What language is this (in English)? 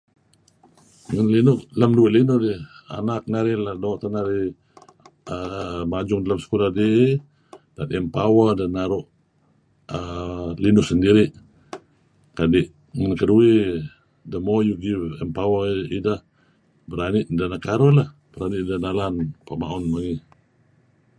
Kelabit